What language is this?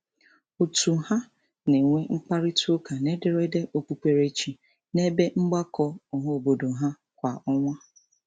Igbo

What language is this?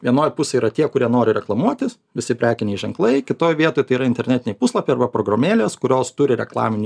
Lithuanian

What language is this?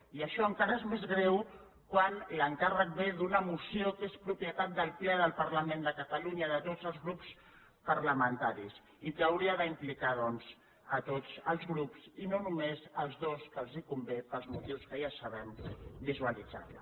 Catalan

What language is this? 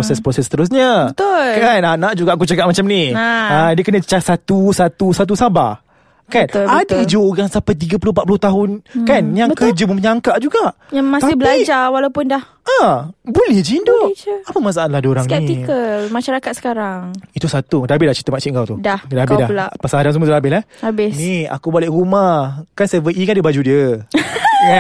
Malay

